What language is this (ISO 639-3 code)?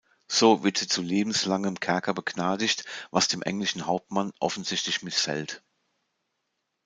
deu